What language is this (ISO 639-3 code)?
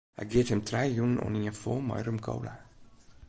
fry